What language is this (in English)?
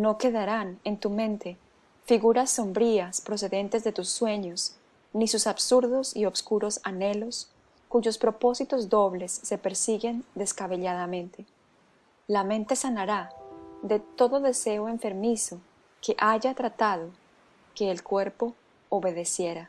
Spanish